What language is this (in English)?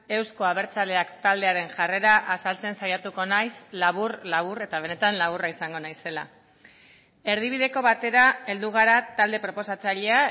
Basque